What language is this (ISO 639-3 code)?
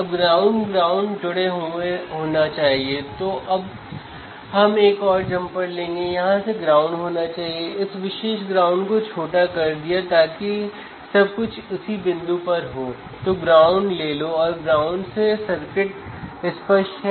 hin